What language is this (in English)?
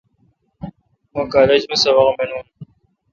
Kalkoti